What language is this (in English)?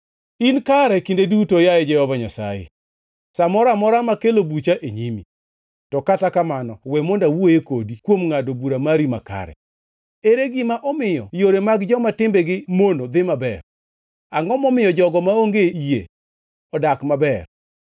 Luo (Kenya and Tanzania)